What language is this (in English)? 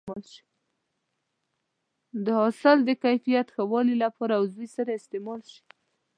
Pashto